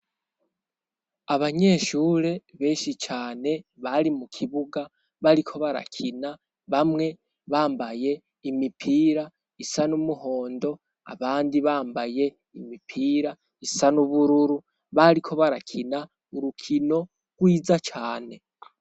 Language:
Rundi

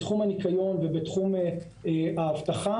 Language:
Hebrew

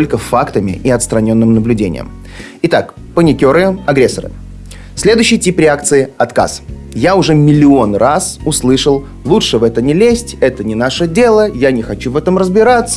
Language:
Russian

